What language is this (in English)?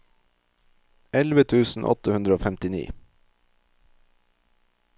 Norwegian